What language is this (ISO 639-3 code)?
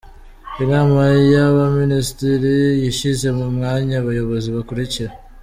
kin